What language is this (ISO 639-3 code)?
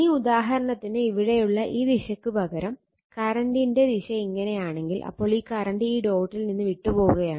mal